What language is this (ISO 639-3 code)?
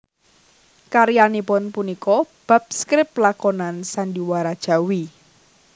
jav